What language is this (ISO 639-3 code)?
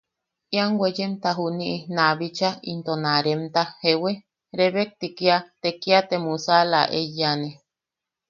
yaq